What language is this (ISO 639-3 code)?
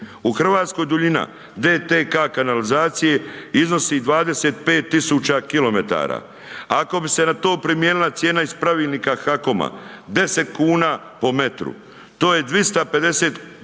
hrv